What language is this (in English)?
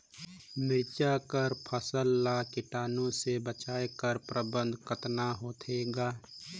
Chhattisgarhi